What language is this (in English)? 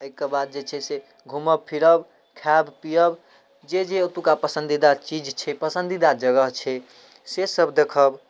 Maithili